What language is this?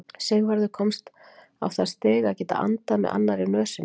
Icelandic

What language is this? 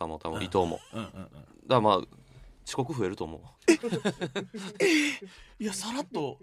Japanese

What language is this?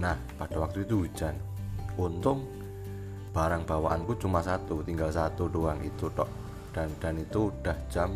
Indonesian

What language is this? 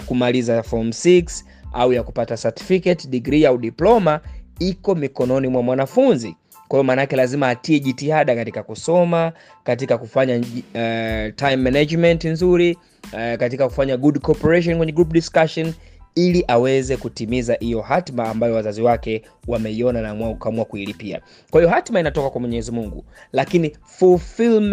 Swahili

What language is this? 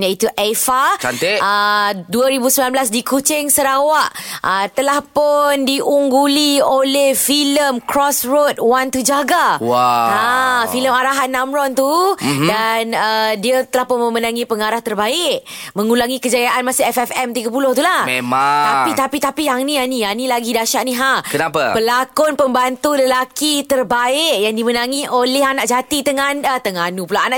Malay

